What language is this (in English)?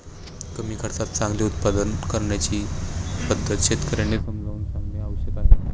Marathi